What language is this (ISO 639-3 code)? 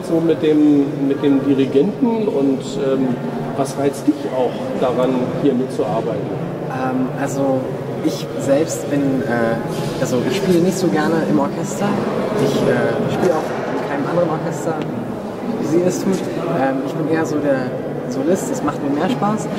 deu